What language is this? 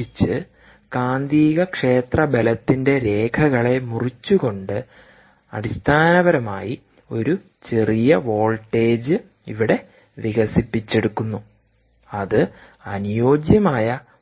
Malayalam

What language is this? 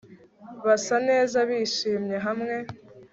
Kinyarwanda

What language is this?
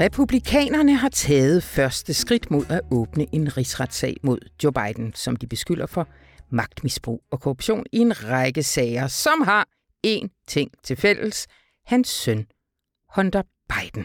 Danish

